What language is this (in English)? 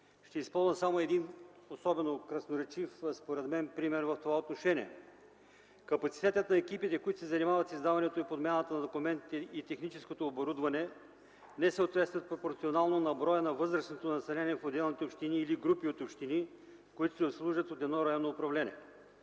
Bulgarian